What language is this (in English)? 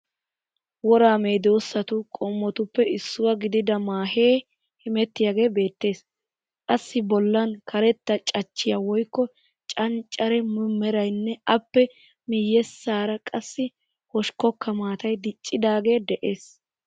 Wolaytta